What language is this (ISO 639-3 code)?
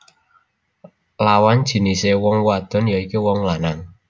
jav